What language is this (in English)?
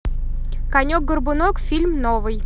Russian